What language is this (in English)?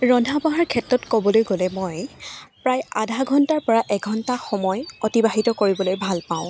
Assamese